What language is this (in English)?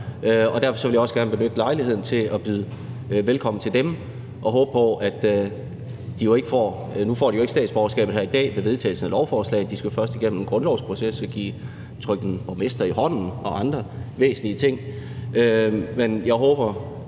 Danish